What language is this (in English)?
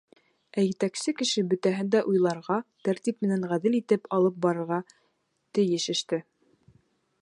Bashkir